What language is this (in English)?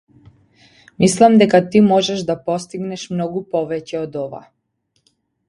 Macedonian